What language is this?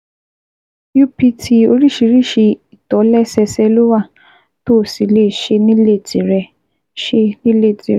Yoruba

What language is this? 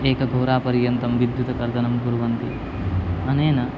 Sanskrit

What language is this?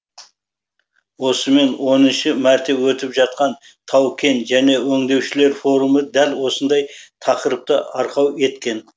Kazakh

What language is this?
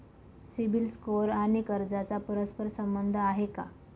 Marathi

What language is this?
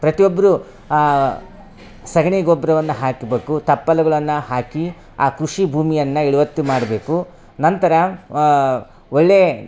Kannada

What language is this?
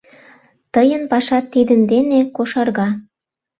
Mari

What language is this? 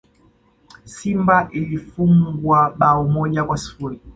Swahili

